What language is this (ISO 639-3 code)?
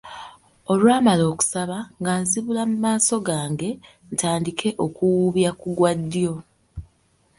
lug